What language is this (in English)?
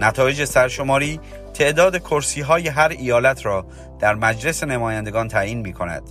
Persian